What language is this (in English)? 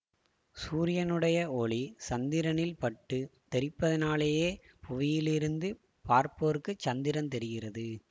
Tamil